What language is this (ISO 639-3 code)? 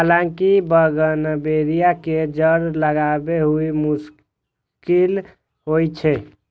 mai